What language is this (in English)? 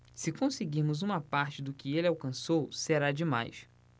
Portuguese